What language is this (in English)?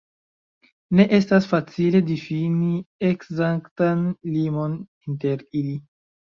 Esperanto